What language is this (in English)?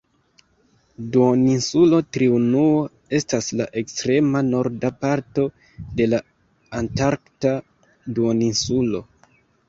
Esperanto